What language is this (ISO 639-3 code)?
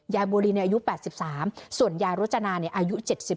tha